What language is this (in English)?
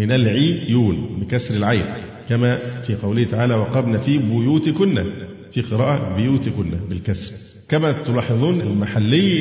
Arabic